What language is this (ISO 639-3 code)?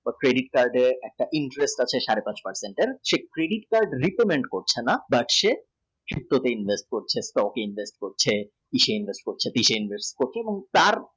ben